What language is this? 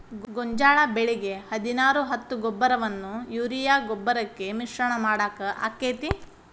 Kannada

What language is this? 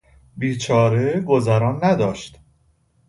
Persian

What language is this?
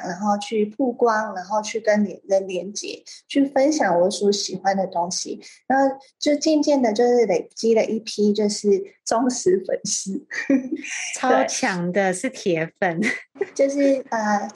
Chinese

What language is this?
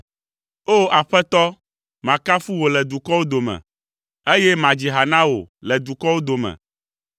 Ewe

